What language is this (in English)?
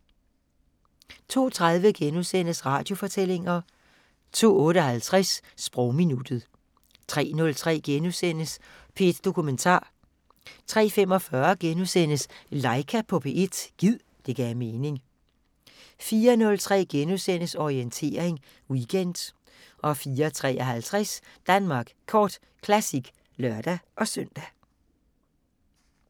Danish